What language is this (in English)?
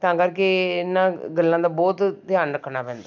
Punjabi